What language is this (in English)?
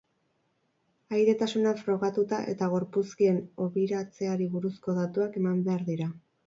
Basque